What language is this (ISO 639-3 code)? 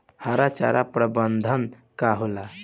bho